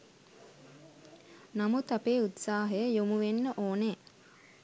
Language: Sinhala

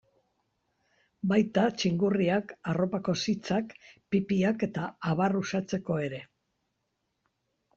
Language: Basque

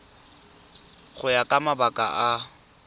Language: Tswana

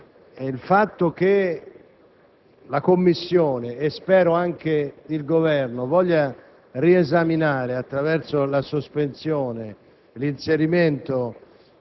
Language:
Italian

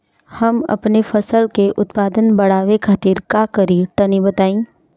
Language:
Bhojpuri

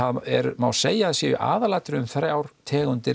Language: Icelandic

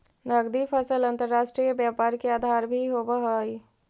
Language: Magahi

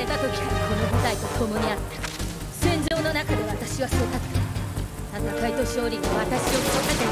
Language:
Japanese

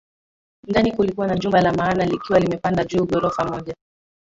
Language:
Swahili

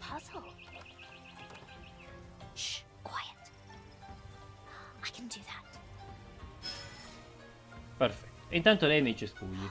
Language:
Italian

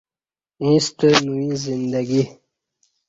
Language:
Kati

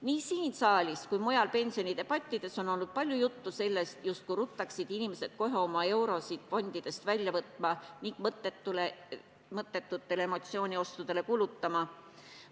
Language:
Estonian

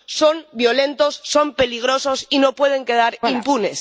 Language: Spanish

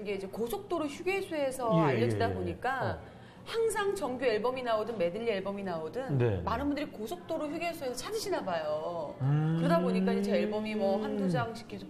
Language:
Korean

